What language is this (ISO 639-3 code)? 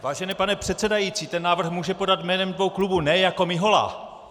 ces